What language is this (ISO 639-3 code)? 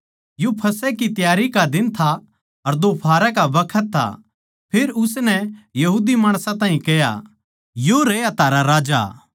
bgc